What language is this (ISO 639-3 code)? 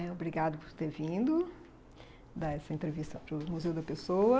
por